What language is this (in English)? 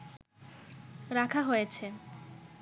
Bangla